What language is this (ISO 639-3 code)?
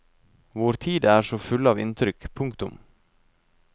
nor